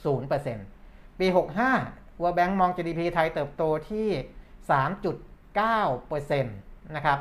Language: Thai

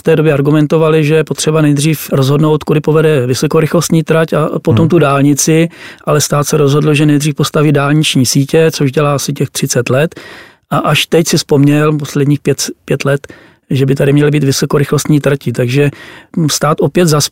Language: Czech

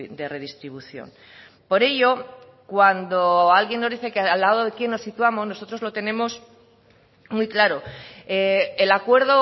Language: Spanish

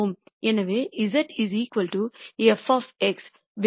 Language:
Tamil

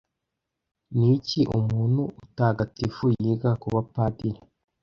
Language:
Kinyarwanda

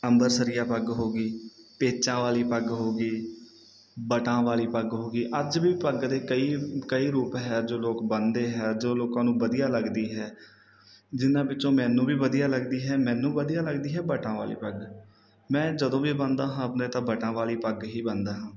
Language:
Punjabi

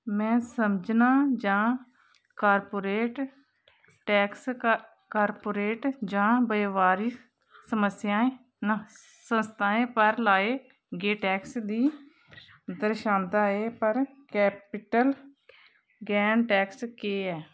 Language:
Dogri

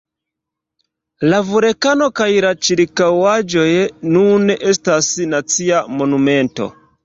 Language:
Esperanto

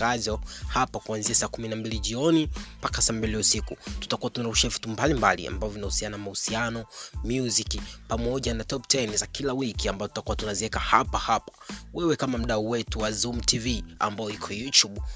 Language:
Swahili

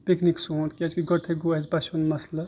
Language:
Kashmiri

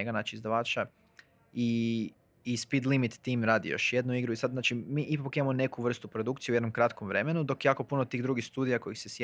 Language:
Croatian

